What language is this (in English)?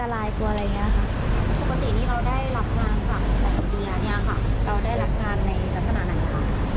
Thai